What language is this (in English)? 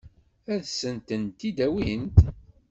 Kabyle